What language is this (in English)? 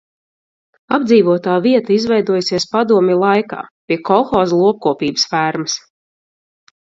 Latvian